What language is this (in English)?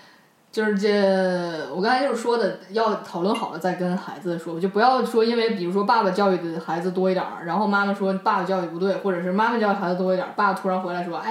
Chinese